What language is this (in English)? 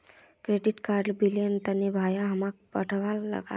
Magahi